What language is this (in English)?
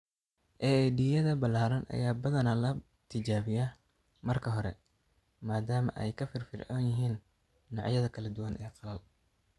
Somali